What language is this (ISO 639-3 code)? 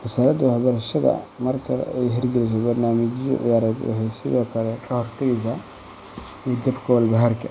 som